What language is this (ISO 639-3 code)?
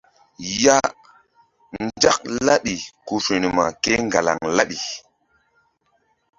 mdd